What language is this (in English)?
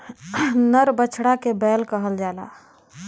Bhojpuri